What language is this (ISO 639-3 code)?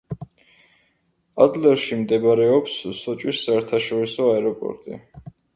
kat